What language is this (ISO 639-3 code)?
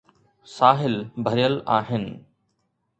snd